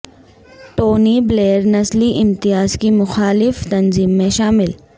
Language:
Urdu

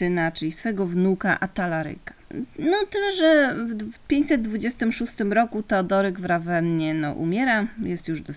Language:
Polish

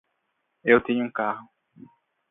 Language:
Portuguese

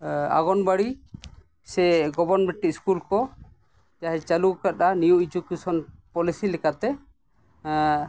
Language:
Santali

